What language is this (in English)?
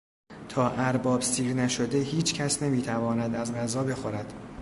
Persian